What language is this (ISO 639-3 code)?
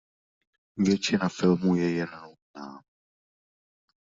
ces